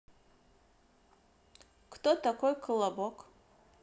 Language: Russian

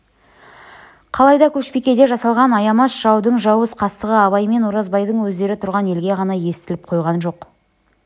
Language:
Kazakh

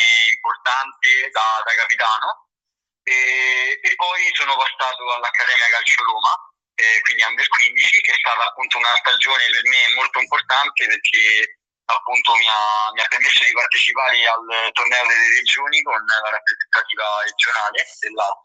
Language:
Italian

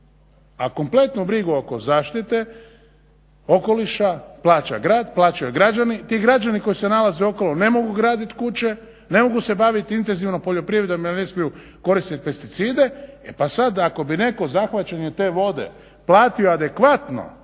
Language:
Croatian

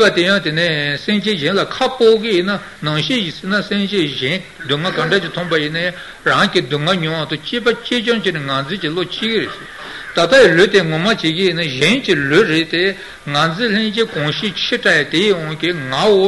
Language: Italian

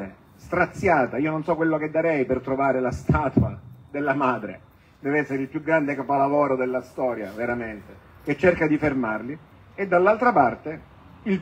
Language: Italian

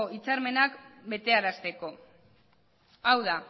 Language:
Basque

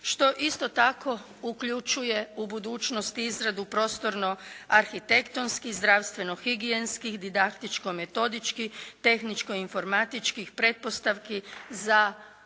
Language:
Croatian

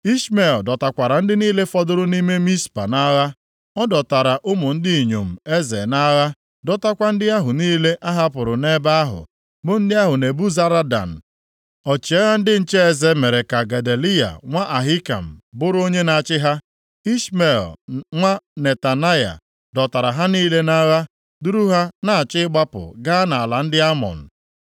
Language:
Igbo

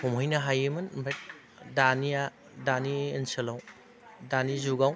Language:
Bodo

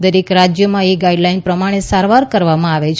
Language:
Gujarati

